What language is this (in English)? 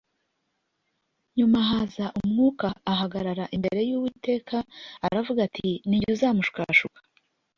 Kinyarwanda